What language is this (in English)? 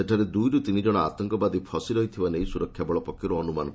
Odia